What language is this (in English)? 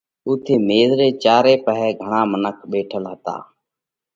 Parkari Koli